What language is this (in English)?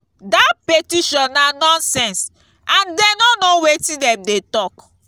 Nigerian Pidgin